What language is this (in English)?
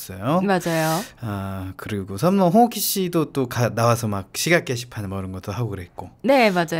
Korean